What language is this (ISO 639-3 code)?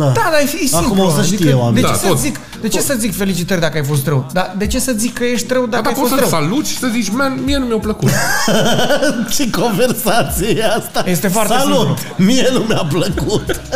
ron